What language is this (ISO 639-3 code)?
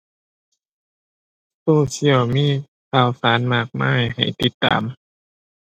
tha